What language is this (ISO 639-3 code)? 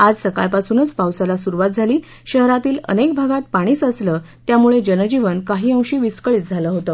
mar